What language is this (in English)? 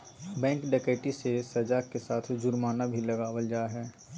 Magahi